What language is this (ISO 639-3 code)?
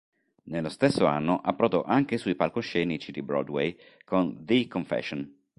ita